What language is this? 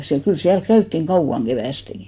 Finnish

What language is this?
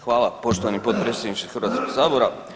Croatian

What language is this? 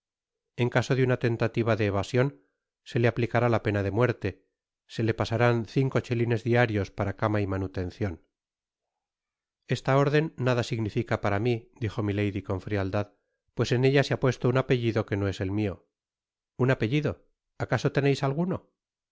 Spanish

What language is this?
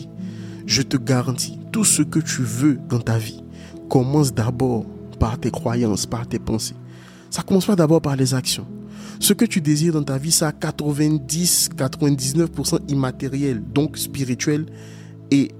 French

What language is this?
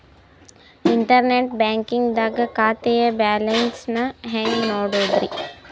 Kannada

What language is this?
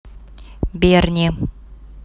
Russian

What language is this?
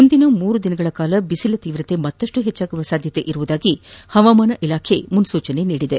Kannada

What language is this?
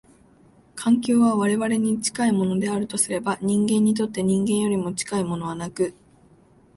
Japanese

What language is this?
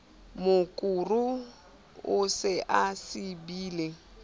Southern Sotho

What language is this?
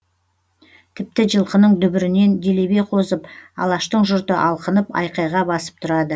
Kazakh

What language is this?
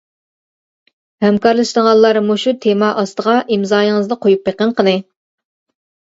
Uyghur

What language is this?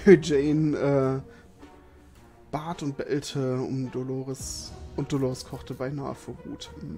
German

